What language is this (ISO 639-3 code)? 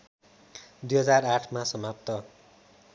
nep